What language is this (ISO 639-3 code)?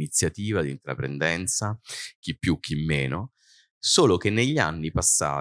ita